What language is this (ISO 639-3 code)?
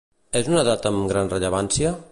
cat